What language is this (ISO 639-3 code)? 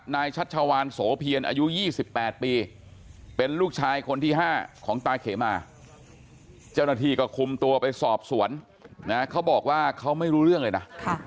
tha